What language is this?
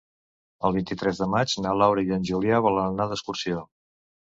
Catalan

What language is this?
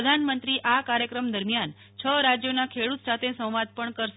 Gujarati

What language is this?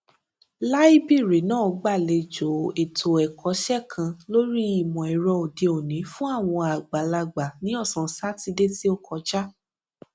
Yoruba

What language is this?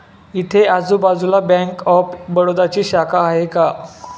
Marathi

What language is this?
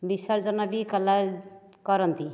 Odia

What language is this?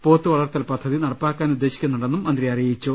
Malayalam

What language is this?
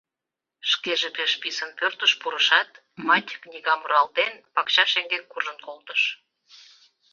Mari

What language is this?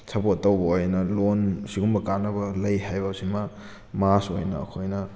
Manipuri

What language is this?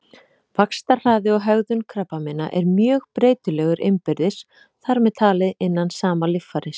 Icelandic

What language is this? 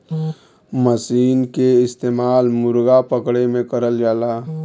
Bhojpuri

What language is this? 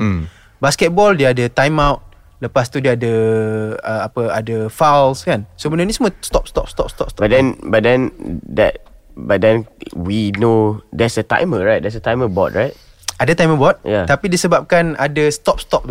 Malay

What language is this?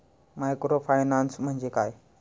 Marathi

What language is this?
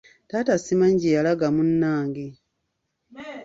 Ganda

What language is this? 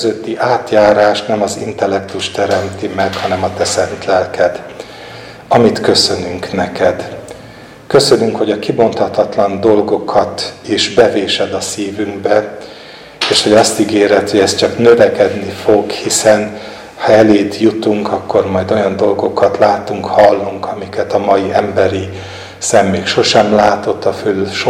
Hungarian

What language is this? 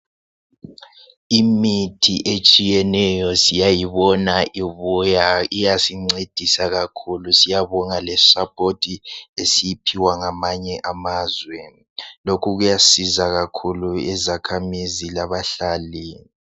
North Ndebele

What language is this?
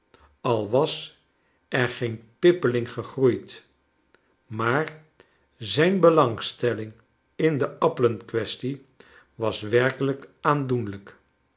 Dutch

